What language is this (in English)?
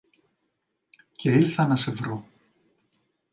Greek